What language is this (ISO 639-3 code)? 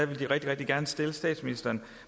dan